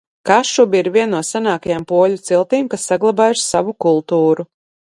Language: Latvian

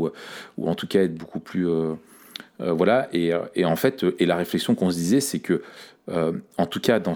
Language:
French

